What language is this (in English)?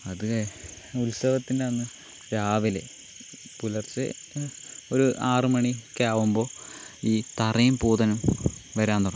Malayalam